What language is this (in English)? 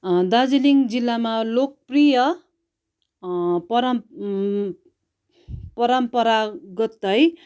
Nepali